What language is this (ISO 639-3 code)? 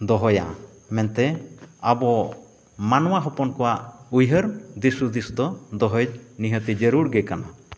sat